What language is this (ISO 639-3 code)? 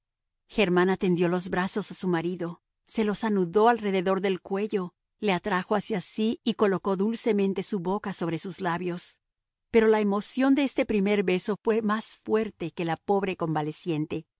spa